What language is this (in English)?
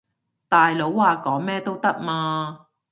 Cantonese